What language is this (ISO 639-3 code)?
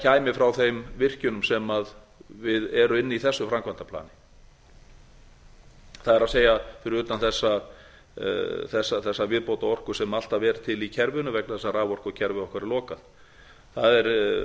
isl